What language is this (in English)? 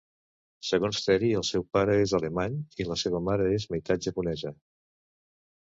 Catalan